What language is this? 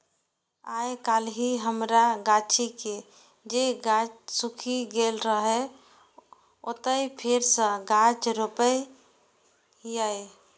Maithili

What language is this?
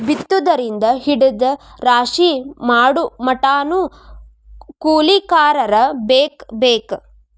Kannada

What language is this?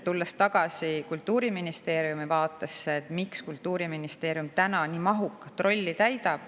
Estonian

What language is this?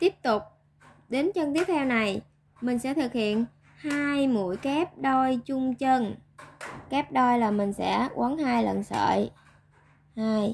Vietnamese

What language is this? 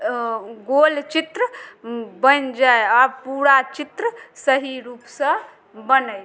Maithili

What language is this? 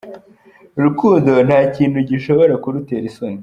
Kinyarwanda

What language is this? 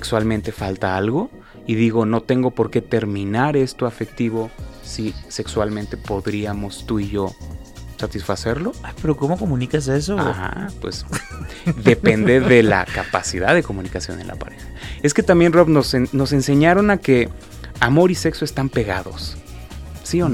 Spanish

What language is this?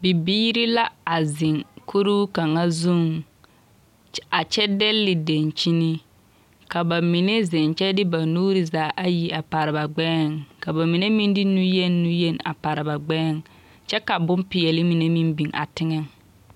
Southern Dagaare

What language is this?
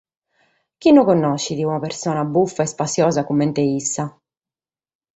Sardinian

